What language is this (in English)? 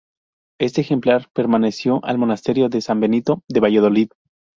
Spanish